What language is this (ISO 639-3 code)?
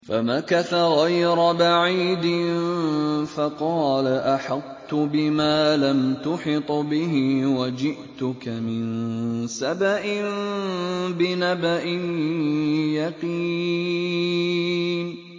ara